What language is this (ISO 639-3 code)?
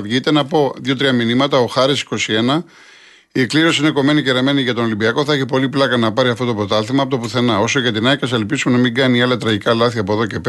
ell